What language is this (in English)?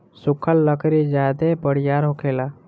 Bhojpuri